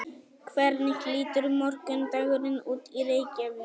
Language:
Icelandic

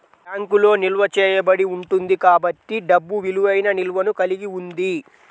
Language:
Telugu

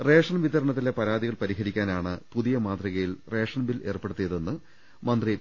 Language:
Malayalam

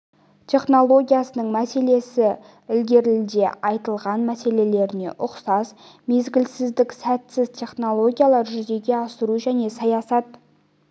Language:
Kazakh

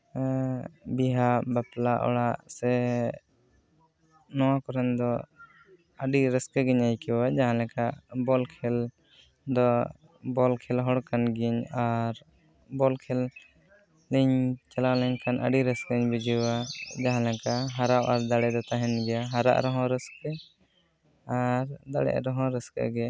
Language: Santali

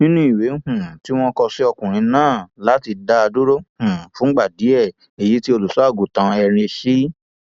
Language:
Yoruba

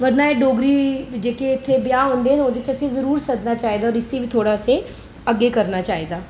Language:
Dogri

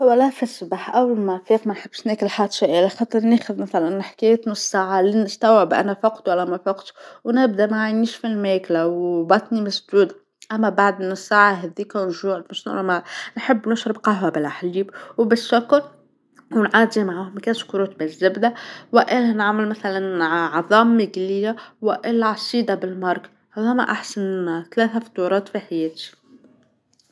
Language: Tunisian Arabic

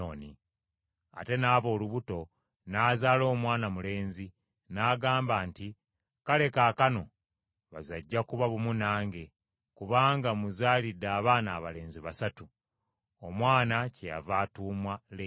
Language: Ganda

